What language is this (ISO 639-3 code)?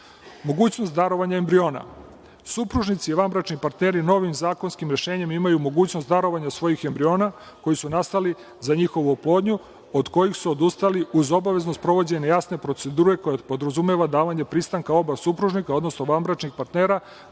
srp